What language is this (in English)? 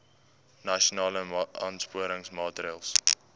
Afrikaans